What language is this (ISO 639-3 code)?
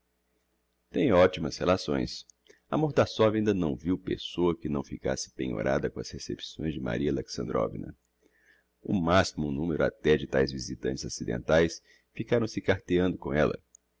por